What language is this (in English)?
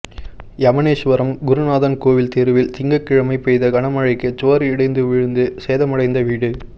Tamil